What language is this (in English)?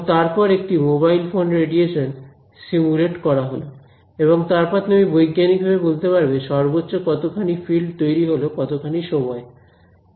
Bangla